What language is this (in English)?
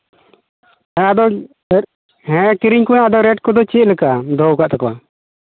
Santali